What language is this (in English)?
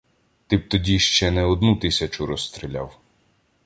Ukrainian